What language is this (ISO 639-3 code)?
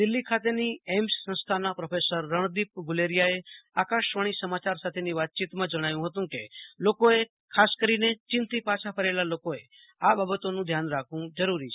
guj